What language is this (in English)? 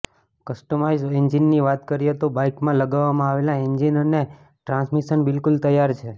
Gujarati